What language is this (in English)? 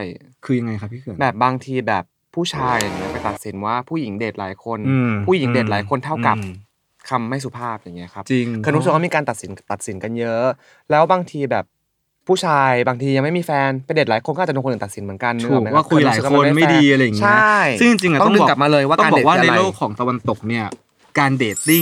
Thai